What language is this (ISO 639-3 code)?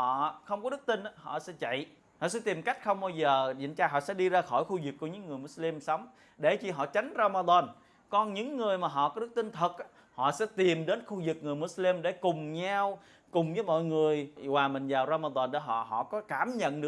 vie